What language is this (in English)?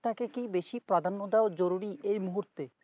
Bangla